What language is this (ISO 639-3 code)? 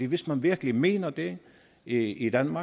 dan